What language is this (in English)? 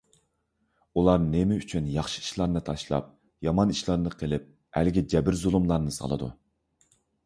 Uyghur